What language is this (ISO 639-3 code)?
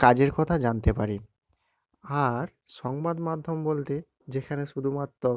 ben